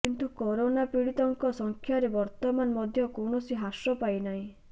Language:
Odia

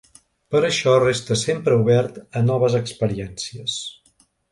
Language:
Catalan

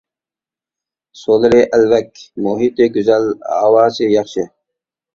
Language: Uyghur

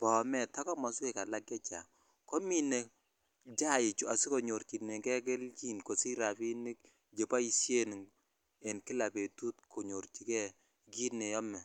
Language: Kalenjin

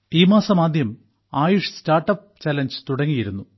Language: Malayalam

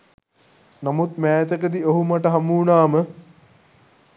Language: Sinhala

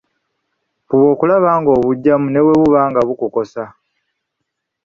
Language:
Ganda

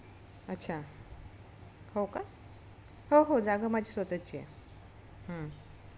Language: Marathi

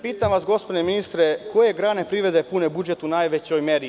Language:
Serbian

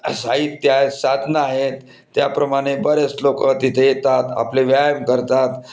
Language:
Marathi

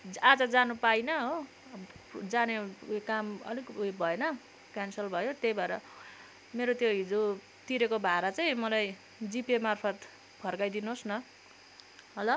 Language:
Nepali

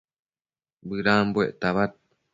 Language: Matsés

